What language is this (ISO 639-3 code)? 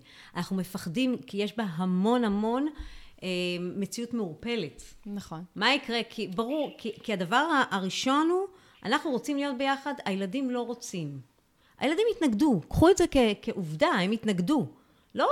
heb